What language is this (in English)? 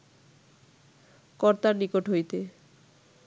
Bangla